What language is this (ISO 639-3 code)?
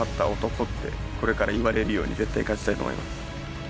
jpn